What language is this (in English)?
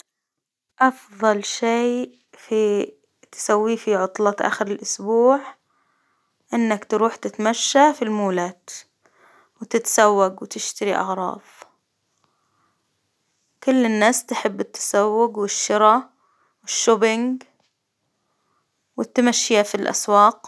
Hijazi Arabic